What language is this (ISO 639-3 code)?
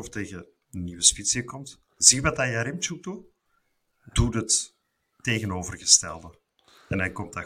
nld